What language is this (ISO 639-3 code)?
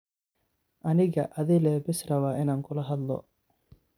som